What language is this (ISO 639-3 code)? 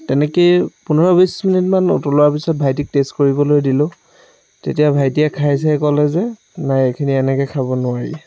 asm